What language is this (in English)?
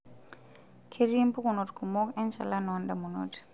Masai